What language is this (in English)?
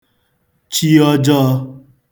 Igbo